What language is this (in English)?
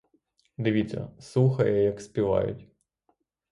Ukrainian